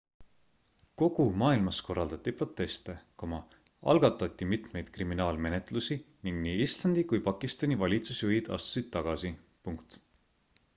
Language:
Estonian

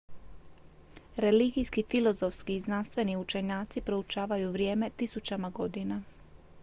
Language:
Croatian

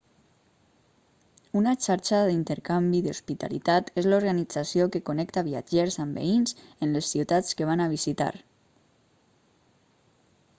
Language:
Catalan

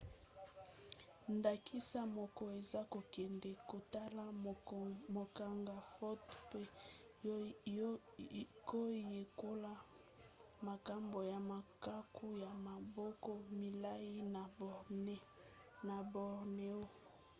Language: Lingala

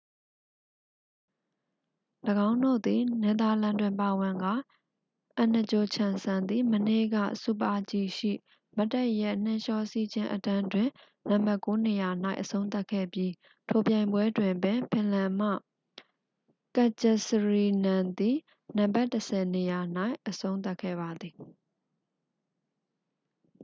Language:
Burmese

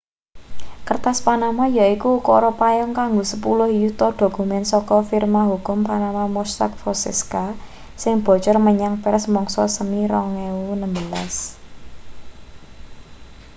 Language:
Javanese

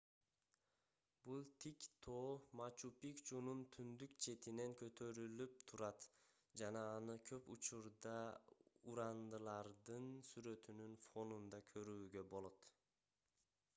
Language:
Kyrgyz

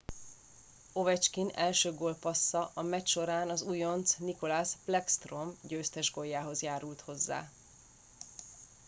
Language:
Hungarian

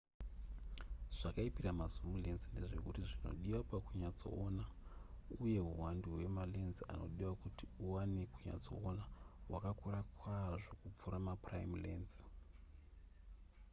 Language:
Shona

